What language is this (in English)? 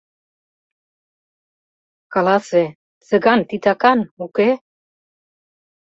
Mari